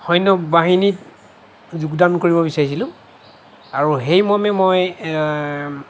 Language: Assamese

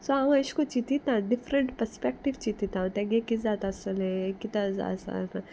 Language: Konkani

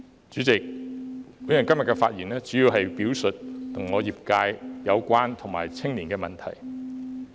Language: Cantonese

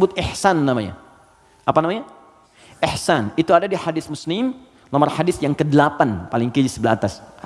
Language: Indonesian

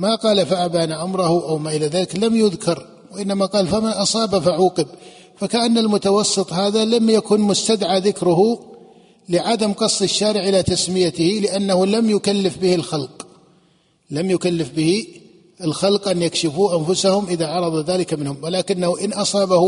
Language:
Arabic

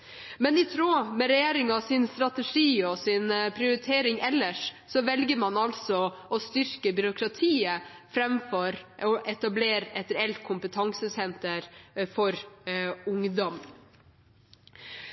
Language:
Norwegian Bokmål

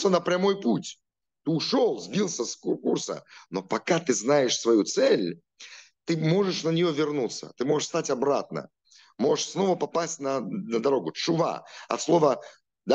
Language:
Russian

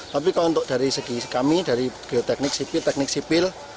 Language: Indonesian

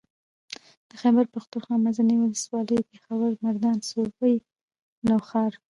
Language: Pashto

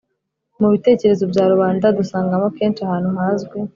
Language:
Kinyarwanda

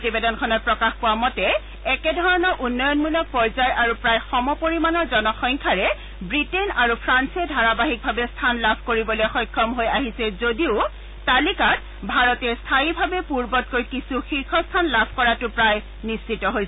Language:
Assamese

